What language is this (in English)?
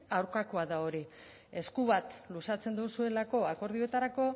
Basque